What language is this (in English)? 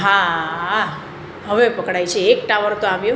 Gujarati